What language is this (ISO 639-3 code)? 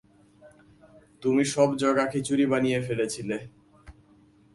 ben